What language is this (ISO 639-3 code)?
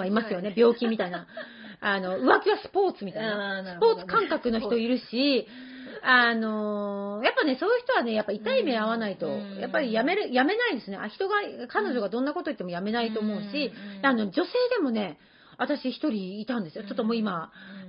jpn